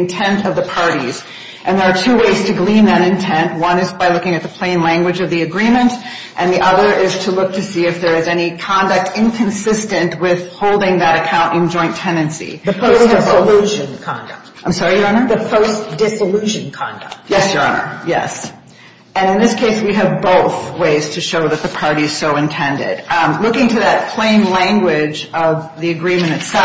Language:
English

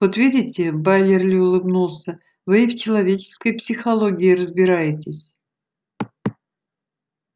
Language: Russian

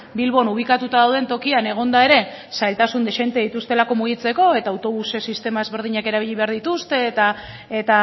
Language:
Basque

